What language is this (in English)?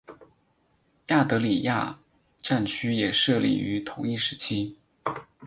Chinese